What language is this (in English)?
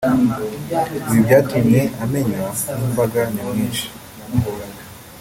Kinyarwanda